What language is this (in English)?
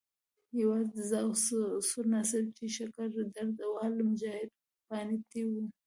Pashto